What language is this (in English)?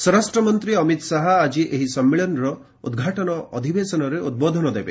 Odia